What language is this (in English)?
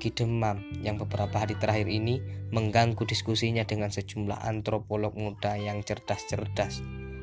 Indonesian